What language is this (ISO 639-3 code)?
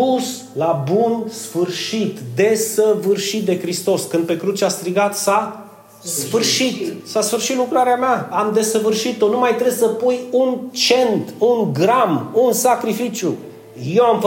ron